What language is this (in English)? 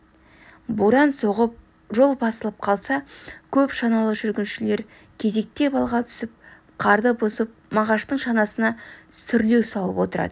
Kazakh